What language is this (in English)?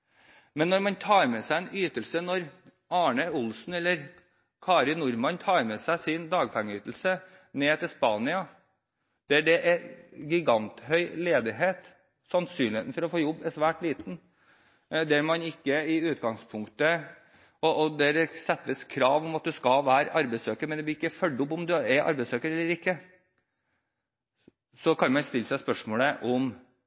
Norwegian Bokmål